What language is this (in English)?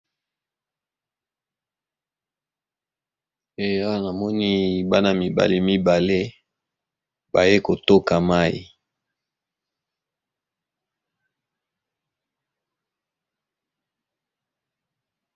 Lingala